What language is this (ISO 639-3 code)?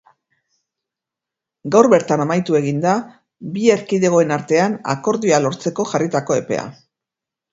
eus